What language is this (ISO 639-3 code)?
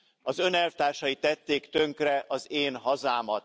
hun